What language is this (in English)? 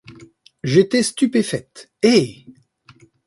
French